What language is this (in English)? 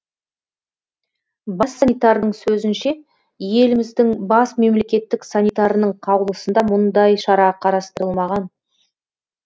Kazakh